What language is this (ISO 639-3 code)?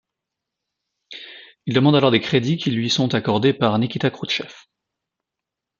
fra